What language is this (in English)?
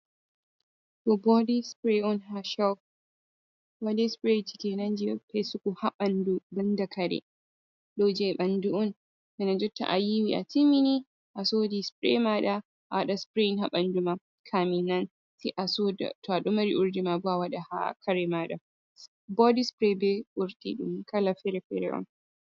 Fula